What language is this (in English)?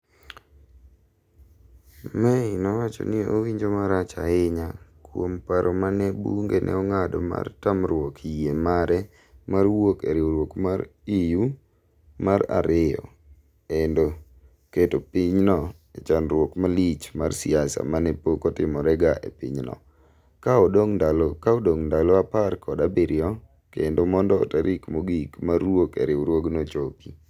Luo (Kenya and Tanzania)